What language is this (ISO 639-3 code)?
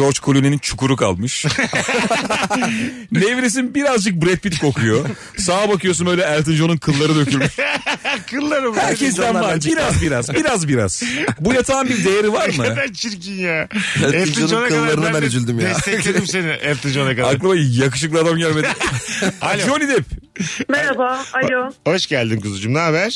tur